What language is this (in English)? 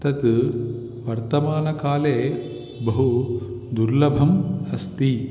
Sanskrit